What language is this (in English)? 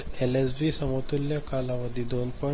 Marathi